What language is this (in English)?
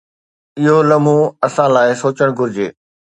Sindhi